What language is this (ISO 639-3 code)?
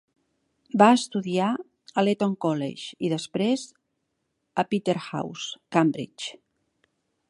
cat